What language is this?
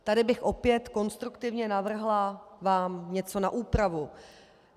Czech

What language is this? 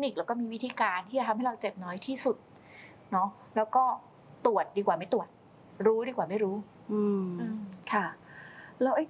Thai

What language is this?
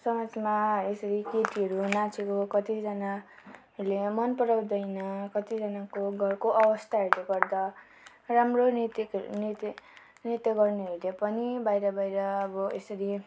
Nepali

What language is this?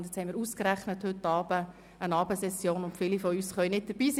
Swiss German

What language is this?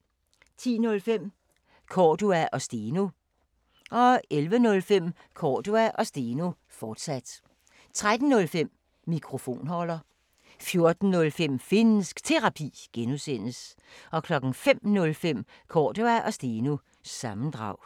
Danish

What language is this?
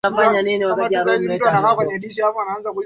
Swahili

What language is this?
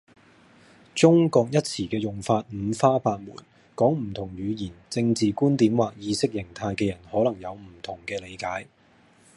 Cantonese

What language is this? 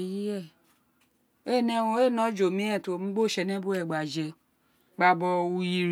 Isekiri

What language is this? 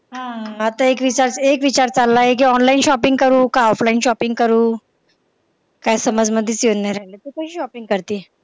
Marathi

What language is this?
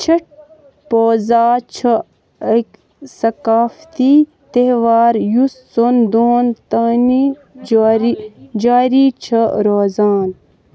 Kashmiri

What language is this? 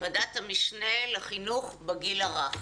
Hebrew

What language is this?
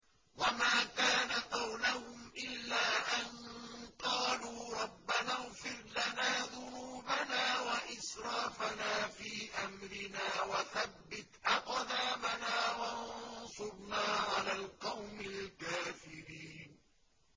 Arabic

